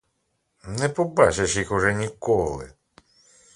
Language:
Ukrainian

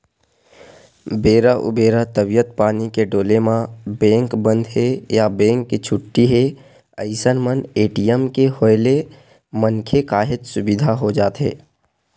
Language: Chhattisgarhi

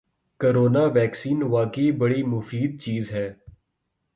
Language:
Urdu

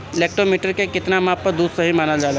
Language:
Bhojpuri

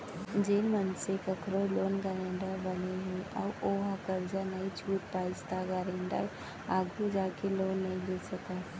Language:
Chhattisgarhi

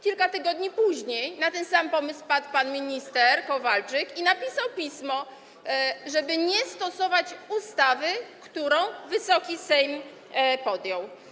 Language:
Polish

